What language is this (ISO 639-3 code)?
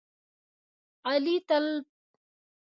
pus